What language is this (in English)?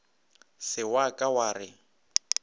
Northern Sotho